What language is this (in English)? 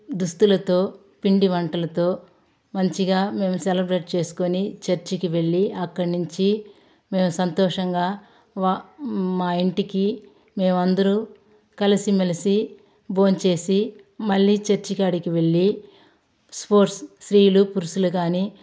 Telugu